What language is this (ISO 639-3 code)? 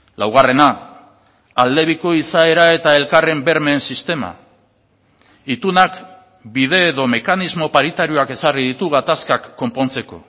eus